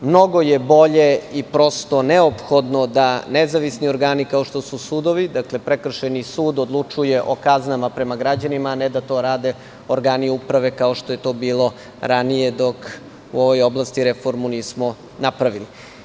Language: Serbian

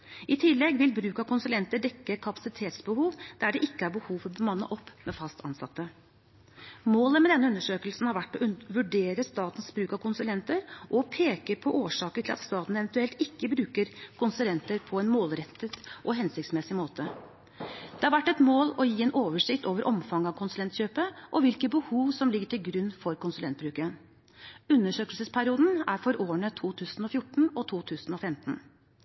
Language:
Norwegian Bokmål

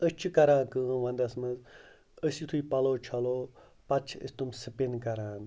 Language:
Kashmiri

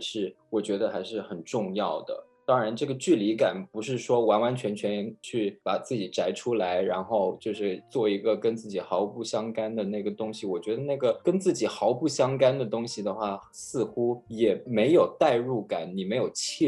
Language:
Chinese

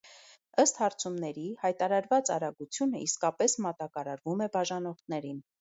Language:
Armenian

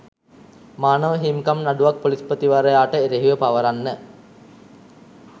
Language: Sinhala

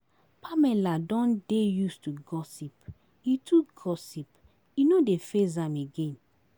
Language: Nigerian Pidgin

